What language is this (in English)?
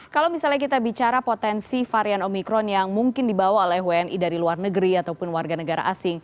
Indonesian